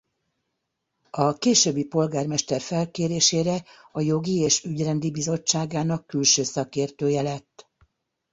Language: Hungarian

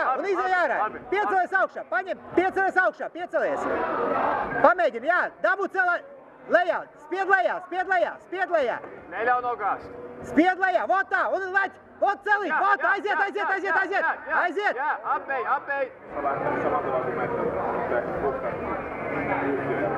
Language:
Latvian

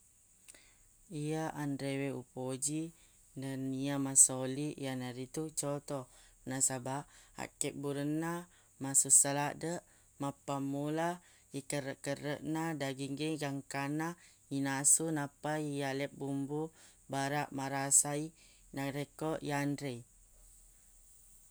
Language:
Buginese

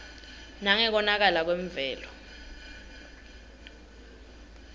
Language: Swati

